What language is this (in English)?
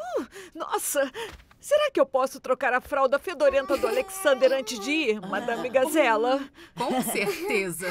Portuguese